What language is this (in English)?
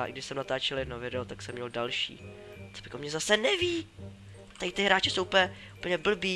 Czech